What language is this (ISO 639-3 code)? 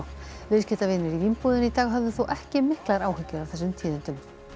isl